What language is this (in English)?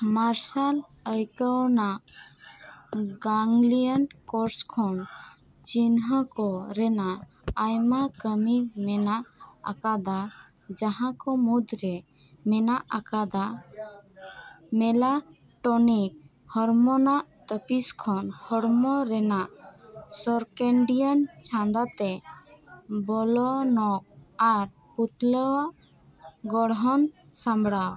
Santali